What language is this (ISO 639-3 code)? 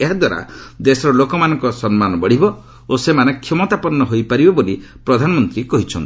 ori